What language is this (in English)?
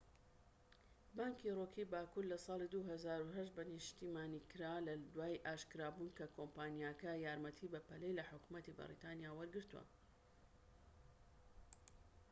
Central Kurdish